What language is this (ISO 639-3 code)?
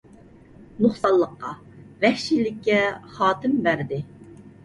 uig